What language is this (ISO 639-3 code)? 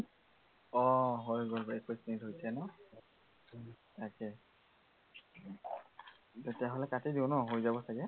asm